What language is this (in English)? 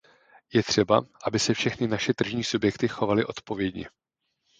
Czech